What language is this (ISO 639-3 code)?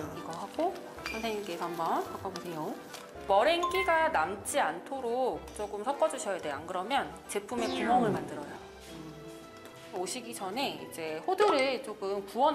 kor